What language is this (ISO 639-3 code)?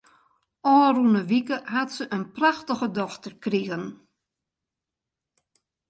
fry